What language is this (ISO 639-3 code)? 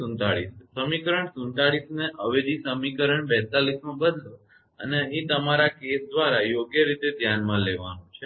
guj